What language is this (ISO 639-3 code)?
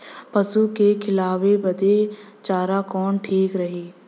bho